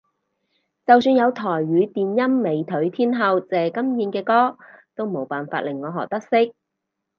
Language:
Cantonese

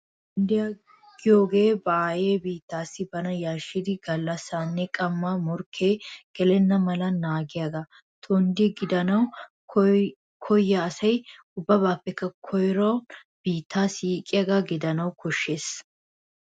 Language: Wolaytta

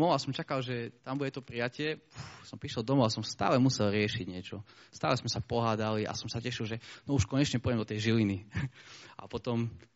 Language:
Slovak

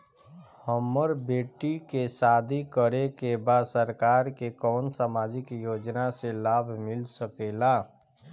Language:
Bhojpuri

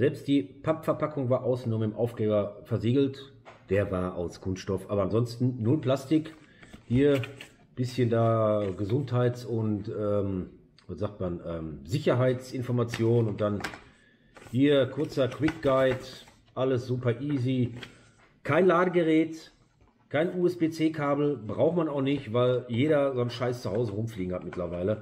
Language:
German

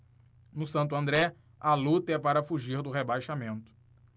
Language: Portuguese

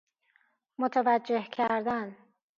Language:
Persian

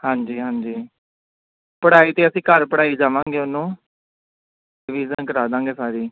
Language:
Punjabi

